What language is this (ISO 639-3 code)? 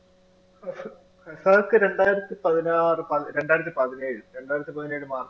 mal